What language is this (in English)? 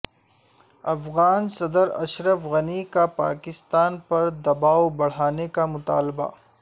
Urdu